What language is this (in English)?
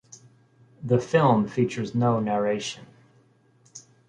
English